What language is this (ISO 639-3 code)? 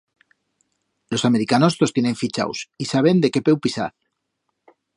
arg